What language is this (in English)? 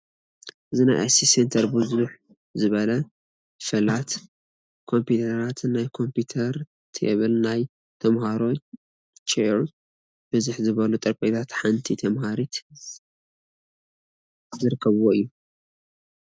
Tigrinya